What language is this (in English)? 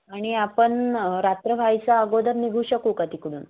Marathi